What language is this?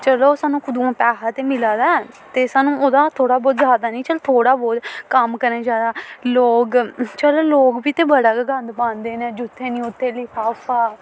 Dogri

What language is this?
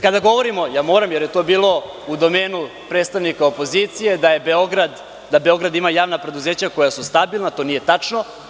Serbian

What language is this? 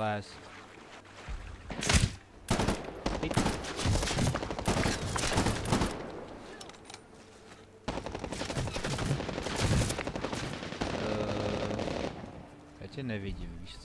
Czech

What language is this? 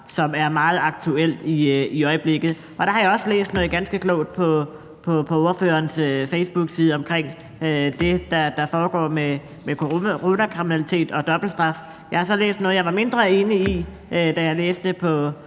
Danish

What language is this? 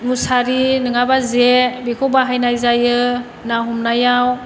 Bodo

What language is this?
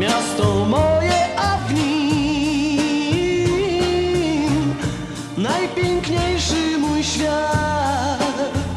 Polish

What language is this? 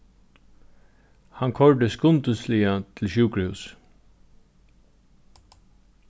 Faroese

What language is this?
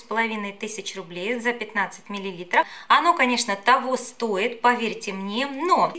Russian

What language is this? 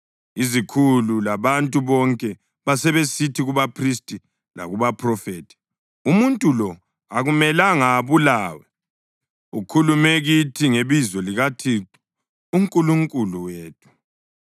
North Ndebele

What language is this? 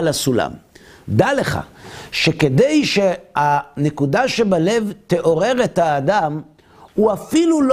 Hebrew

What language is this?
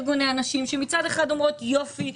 Hebrew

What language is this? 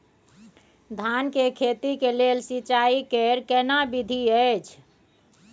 Maithili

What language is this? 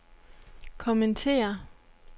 Danish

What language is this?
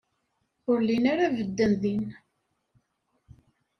Kabyle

